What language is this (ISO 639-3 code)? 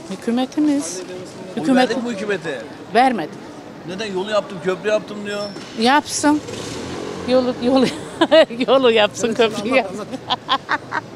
tur